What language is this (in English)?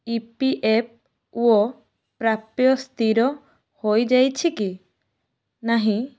Odia